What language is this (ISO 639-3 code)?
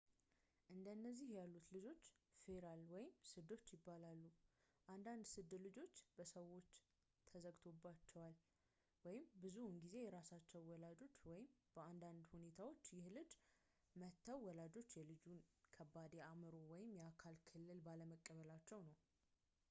amh